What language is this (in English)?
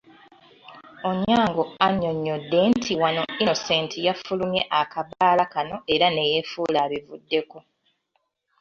Ganda